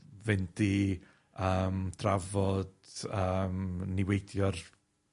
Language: Welsh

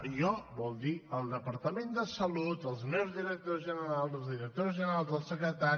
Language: Catalan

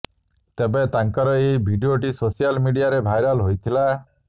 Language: Odia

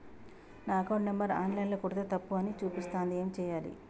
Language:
Telugu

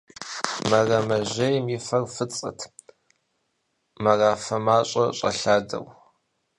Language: Kabardian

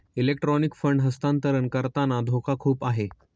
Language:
Marathi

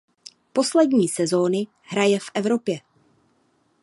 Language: Czech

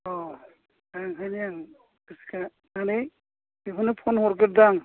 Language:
Bodo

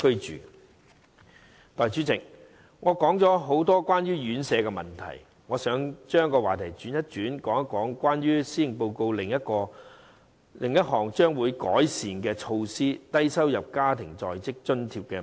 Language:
Cantonese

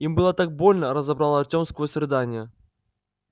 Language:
Russian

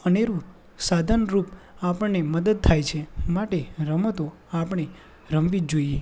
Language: Gujarati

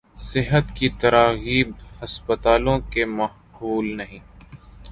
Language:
Urdu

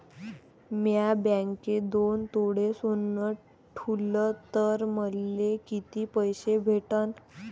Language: Marathi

